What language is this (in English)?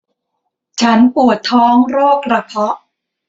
Thai